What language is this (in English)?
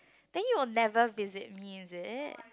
English